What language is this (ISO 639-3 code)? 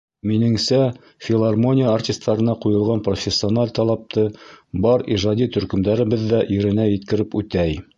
bak